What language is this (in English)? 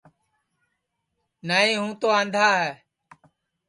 Sansi